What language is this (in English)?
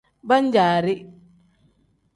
Tem